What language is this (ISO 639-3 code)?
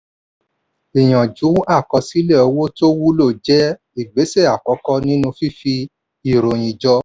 yor